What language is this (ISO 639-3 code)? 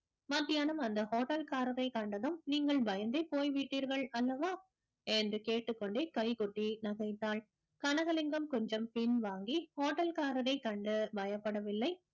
tam